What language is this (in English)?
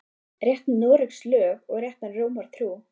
Icelandic